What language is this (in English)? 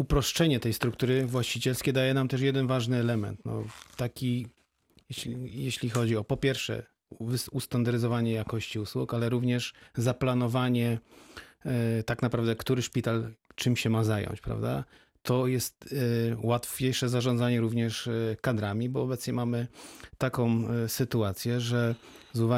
Polish